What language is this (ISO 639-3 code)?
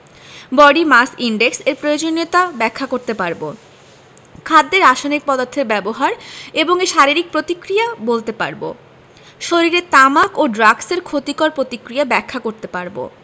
ben